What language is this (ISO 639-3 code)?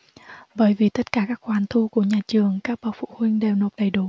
vie